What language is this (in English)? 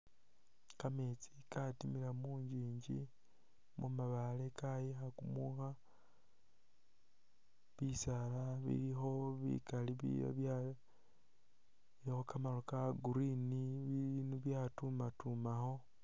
Masaaba